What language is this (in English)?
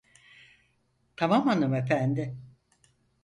Turkish